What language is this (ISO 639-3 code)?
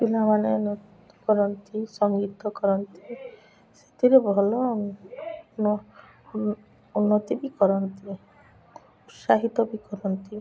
ori